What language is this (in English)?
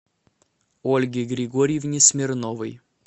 Russian